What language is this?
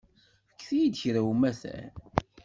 Kabyle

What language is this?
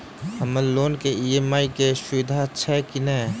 Maithili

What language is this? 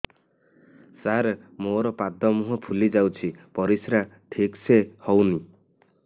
Odia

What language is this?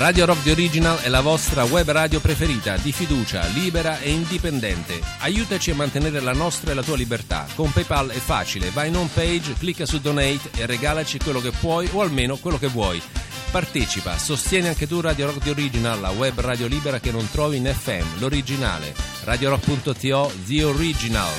Italian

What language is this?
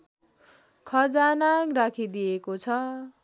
Nepali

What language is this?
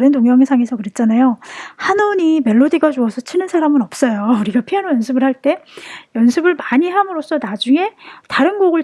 Korean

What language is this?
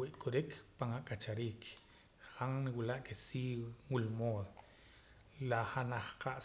Poqomam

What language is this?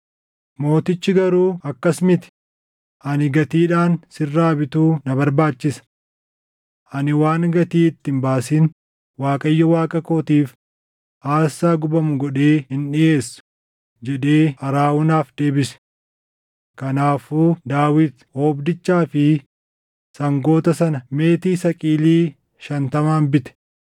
Oromo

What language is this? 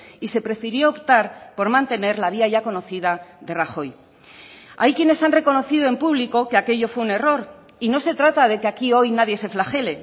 Spanish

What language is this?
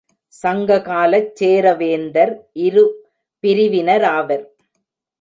Tamil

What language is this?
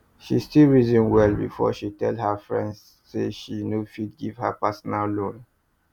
Nigerian Pidgin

